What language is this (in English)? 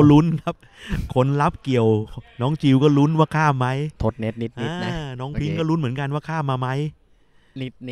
Thai